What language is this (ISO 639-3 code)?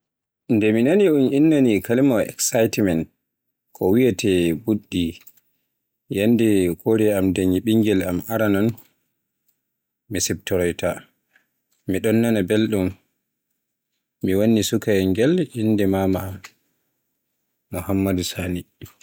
fue